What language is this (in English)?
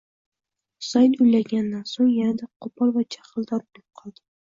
Uzbek